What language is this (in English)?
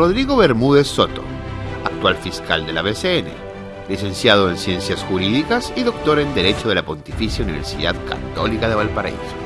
Spanish